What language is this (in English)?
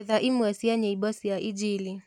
Kikuyu